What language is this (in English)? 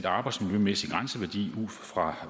Danish